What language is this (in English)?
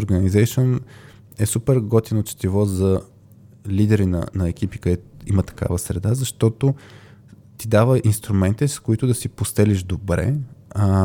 Bulgarian